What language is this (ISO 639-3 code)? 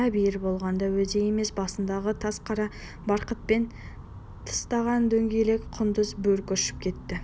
kaz